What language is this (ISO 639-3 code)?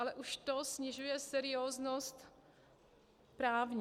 ces